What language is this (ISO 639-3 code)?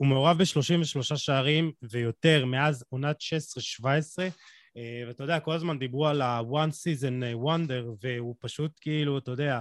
heb